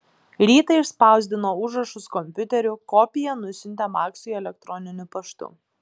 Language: Lithuanian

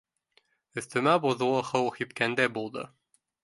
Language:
Bashkir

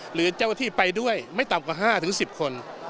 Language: Thai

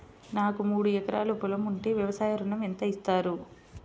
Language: Telugu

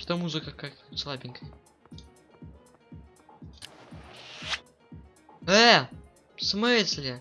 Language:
Russian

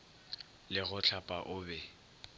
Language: Northern Sotho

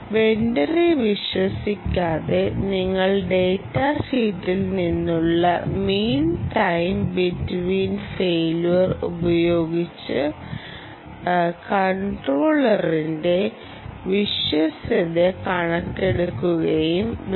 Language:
Malayalam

